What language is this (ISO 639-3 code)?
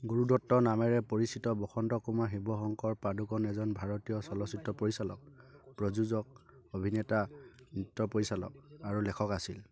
asm